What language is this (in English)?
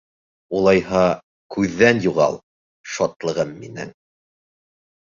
Bashkir